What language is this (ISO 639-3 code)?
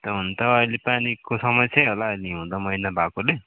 nep